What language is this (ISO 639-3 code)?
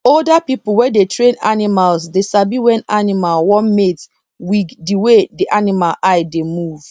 pcm